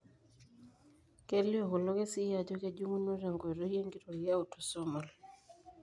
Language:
Masai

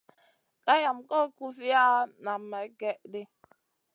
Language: Masana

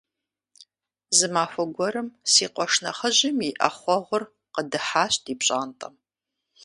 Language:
Kabardian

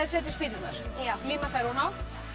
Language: Icelandic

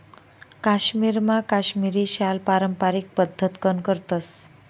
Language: Marathi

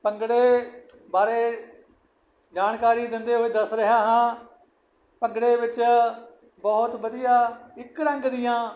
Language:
Punjabi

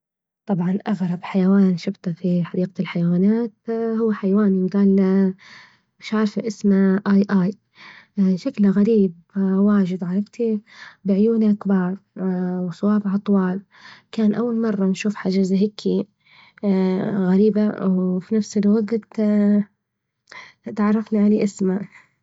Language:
Libyan Arabic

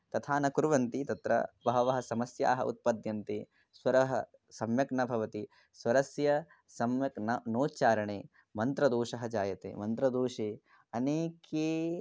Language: Sanskrit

